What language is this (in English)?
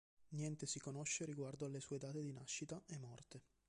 Italian